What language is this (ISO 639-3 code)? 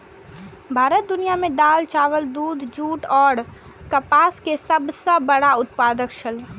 mai